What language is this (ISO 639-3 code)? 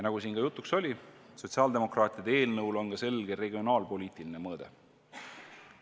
est